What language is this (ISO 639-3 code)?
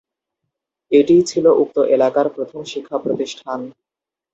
ben